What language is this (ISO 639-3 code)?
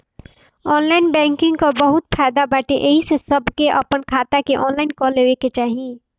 bho